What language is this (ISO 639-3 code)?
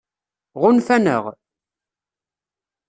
kab